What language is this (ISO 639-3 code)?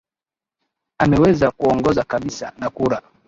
swa